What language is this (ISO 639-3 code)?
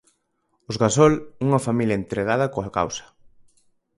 glg